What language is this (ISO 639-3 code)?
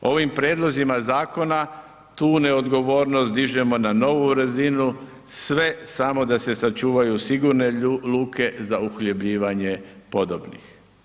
hrv